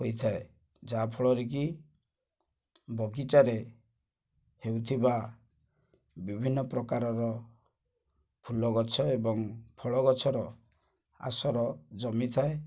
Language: Odia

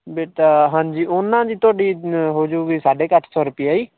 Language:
Punjabi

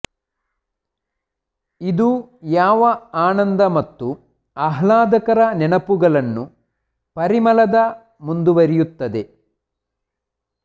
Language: Kannada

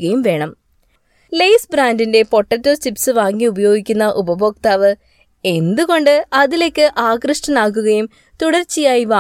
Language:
Malayalam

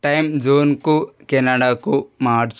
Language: Telugu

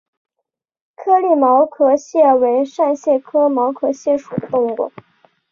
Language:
Chinese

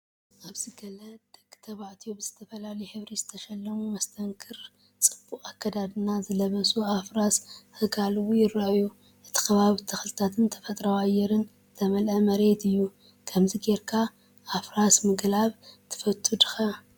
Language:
Tigrinya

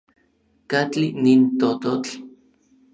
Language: Orizaba Nahuatl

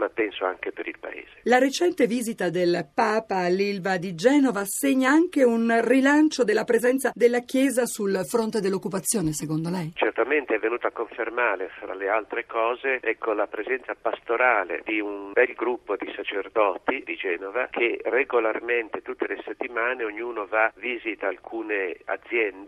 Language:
Italian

